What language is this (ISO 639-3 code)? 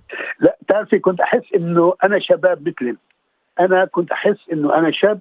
ara